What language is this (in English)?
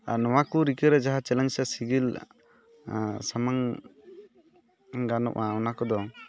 Santali